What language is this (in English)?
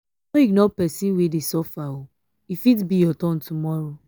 Nigerian Pidgin